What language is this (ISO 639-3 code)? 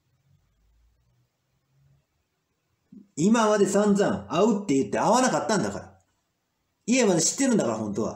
jpn